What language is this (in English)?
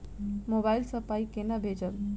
Maithili